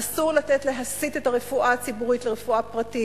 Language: Hebrew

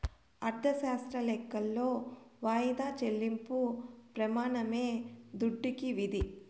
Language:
Telugu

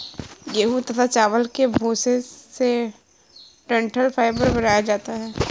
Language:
Hindi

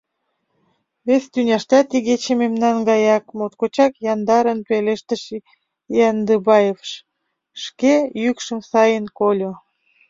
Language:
Mari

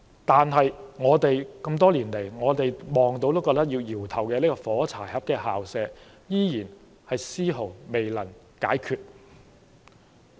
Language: Cantonese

